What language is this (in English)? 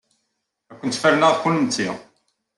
Kabyle